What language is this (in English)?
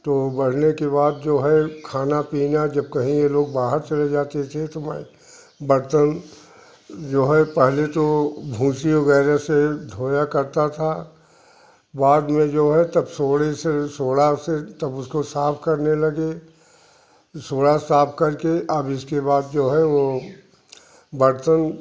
Hindi